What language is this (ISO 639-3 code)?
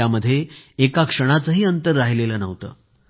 mar